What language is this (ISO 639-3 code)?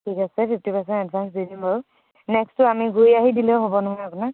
asm